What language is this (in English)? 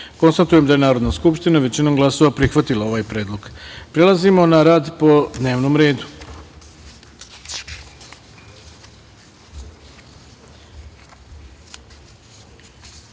Serbian